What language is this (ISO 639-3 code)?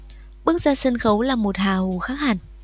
vie